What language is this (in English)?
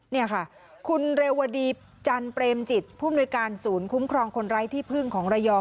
Thai